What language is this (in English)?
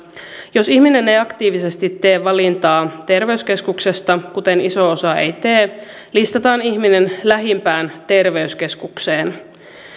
Finnish